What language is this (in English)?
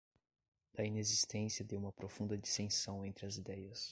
Portuguese